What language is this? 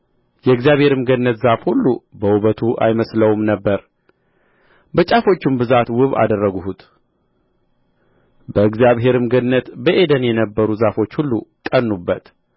Amharic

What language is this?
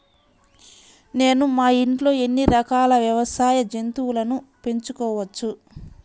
Telugu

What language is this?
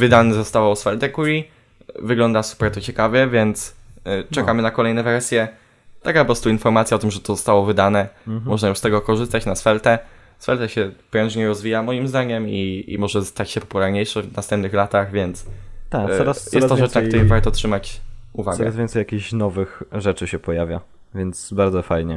Polish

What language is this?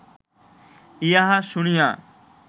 Bangla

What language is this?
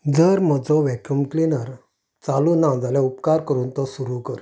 Konkani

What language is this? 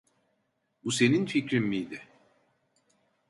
Turkish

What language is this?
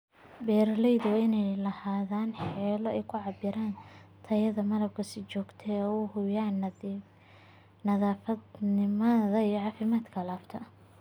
Somali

